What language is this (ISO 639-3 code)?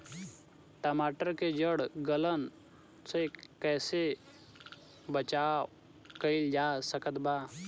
bho